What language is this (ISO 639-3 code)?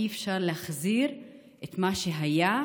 heb